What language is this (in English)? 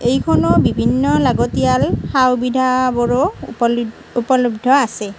Assamese